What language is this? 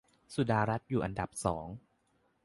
Thai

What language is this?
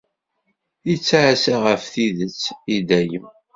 Kabyle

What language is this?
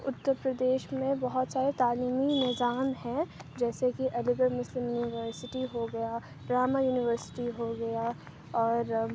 Urdu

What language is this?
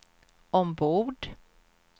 Swedish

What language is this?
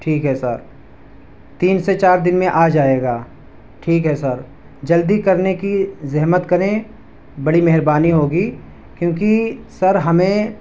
Urdu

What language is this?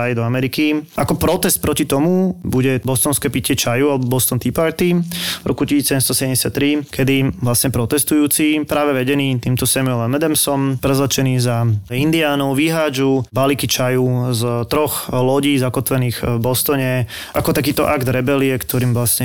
Slovak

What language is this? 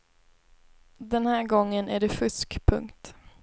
Swedish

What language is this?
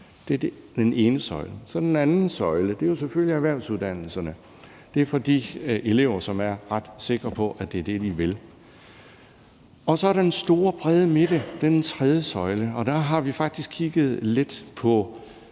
Danish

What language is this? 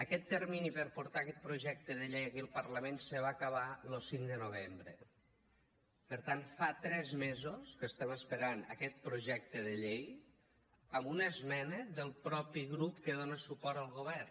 Catalan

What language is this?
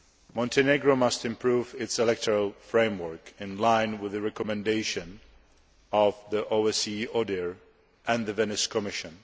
English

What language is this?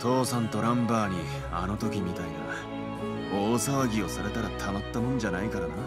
Japanese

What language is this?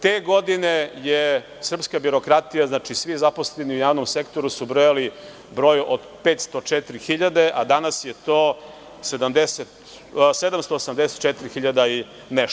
Serbian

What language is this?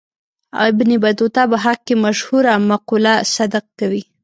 Pashto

